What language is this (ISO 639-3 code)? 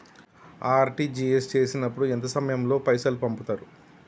tel